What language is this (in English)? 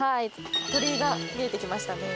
Japanese